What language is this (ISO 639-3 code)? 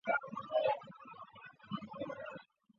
zho